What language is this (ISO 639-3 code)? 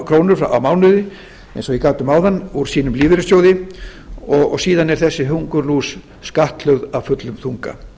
isl